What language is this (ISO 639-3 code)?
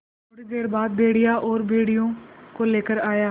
hin